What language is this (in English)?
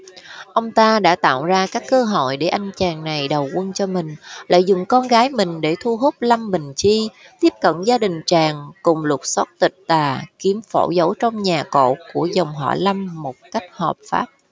Vietnamese